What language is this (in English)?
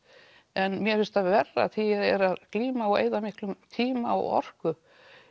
Icelandic